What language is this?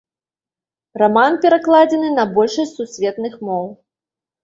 Belarusian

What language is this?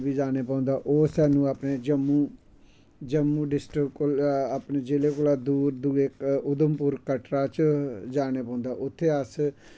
Dogri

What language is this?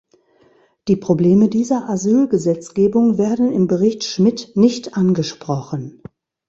German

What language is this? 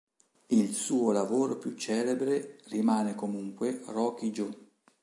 Italian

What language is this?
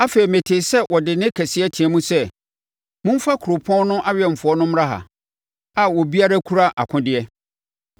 Akan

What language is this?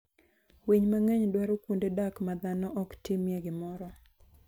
Luo (Kenya and Tanzania)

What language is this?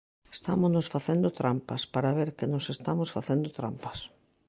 Galician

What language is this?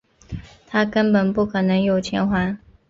Chinese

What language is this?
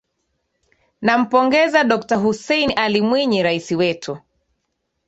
Swahili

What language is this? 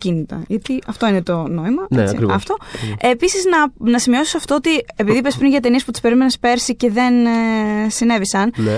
Greek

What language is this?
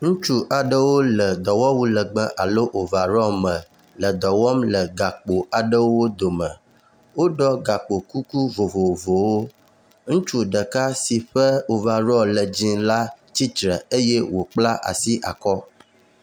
Ewe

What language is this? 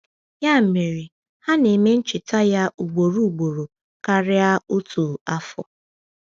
Igbo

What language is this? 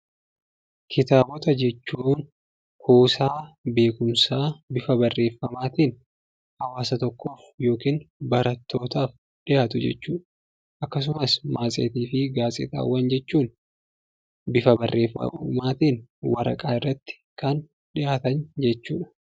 Oromo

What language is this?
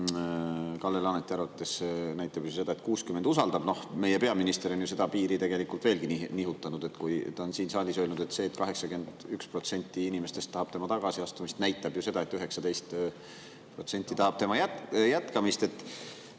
Estonian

